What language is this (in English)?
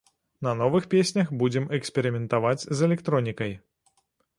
Belarusian